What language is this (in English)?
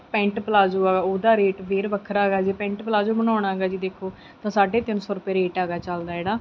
Punjabi